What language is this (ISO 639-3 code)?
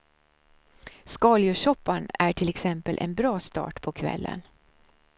swe